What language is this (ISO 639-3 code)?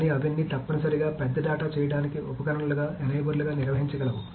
tel